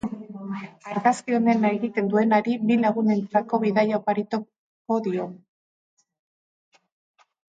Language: Basque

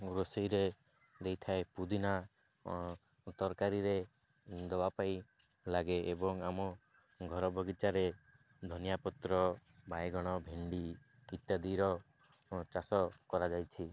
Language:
Odia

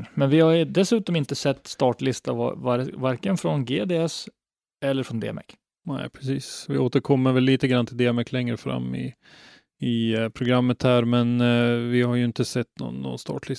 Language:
Swedish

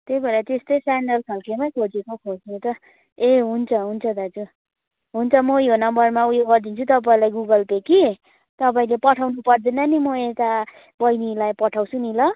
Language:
Nepali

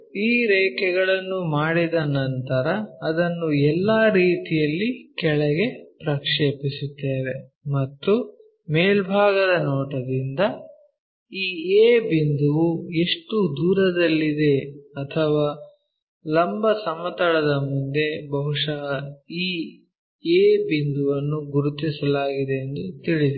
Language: Kannada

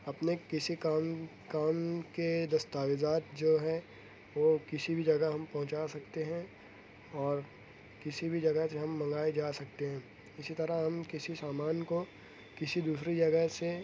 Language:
Urdu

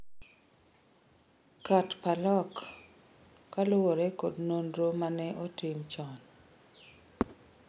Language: Luo (Kenya and Tanzania)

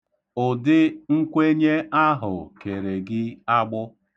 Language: Igbo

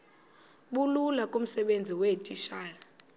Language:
Xhosa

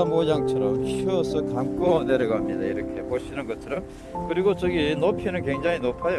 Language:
Korean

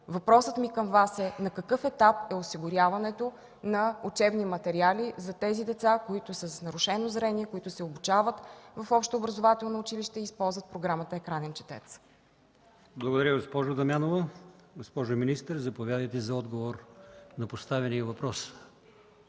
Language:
Bulgarian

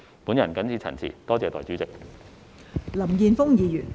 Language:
Cantonese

